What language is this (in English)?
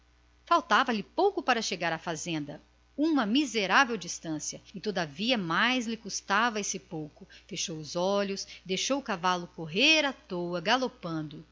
Portuguese